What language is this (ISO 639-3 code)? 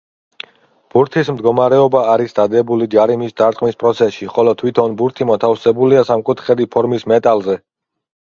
kat